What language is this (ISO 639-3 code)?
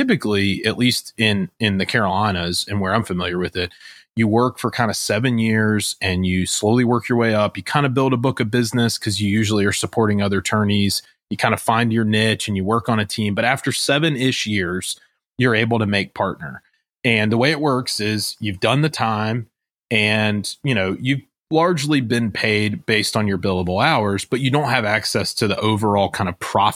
eng